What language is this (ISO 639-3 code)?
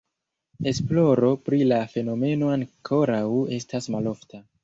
epo